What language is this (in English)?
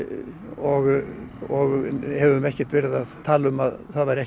Icelandic